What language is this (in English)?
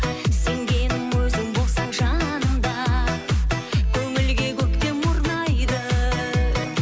Kazakh